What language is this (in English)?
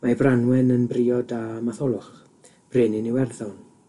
Welsh